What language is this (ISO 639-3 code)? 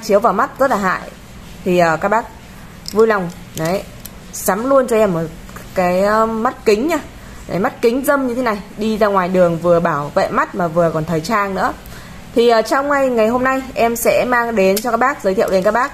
vie